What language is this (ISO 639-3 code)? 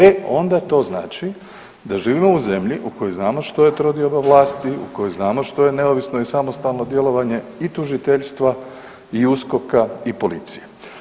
hrv